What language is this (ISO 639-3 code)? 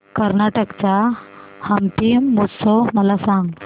mar